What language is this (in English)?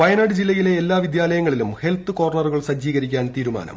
Malayalam